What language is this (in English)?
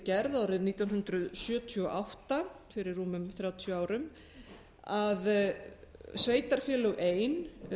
Icelandic